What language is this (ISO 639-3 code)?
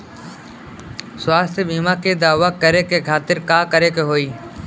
bho